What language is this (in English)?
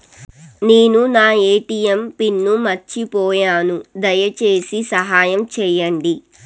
Telugu